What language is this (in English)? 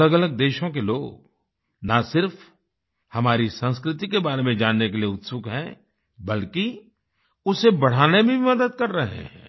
Hindi